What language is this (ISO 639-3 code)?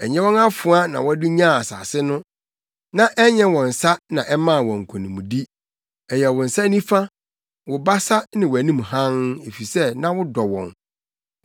aka